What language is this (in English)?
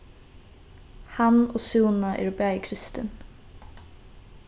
Faroese